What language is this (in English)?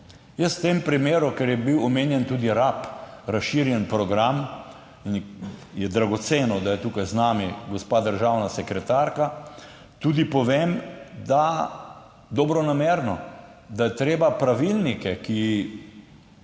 Slovenian